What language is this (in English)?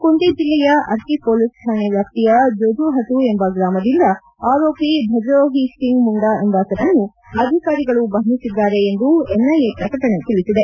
Kannada